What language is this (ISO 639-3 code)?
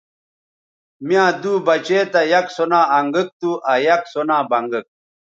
btv